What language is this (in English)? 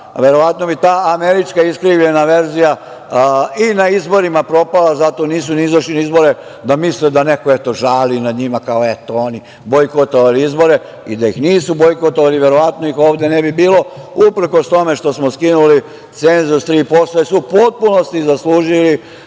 Serbian